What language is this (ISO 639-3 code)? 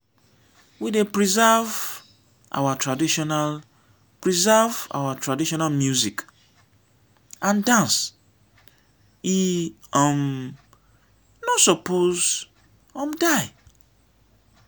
pcm